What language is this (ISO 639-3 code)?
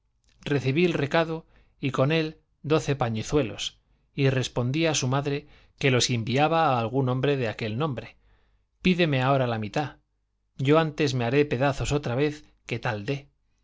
spa